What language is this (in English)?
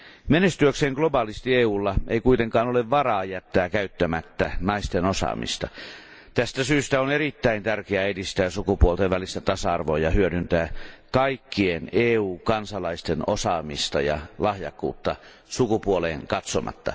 Finnish